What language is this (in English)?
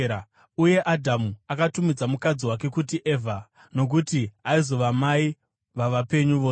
Shona